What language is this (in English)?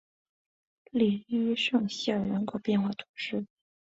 Chinese